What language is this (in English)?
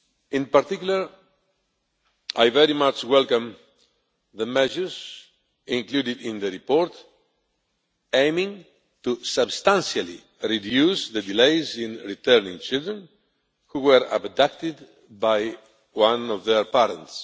English